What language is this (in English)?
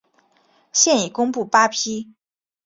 Chinese